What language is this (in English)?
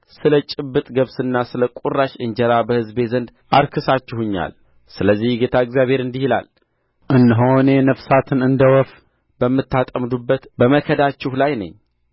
Amharic